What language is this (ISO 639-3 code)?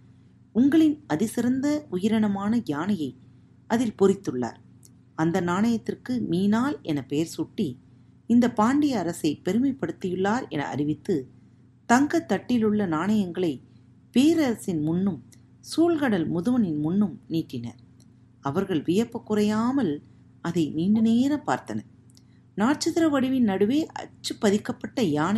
tam